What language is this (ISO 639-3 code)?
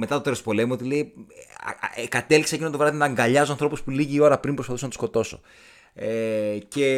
ell